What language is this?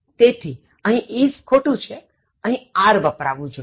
Gujarati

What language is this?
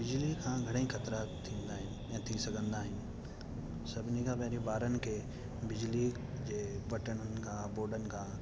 Sindhi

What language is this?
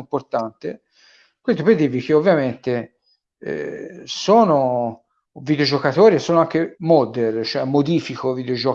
Italian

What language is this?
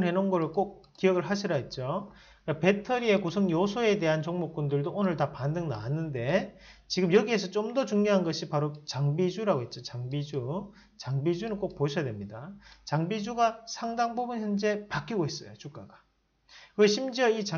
Korean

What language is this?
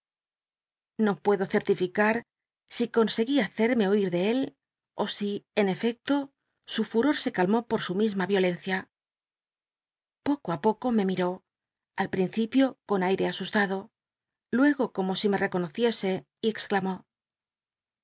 Spanish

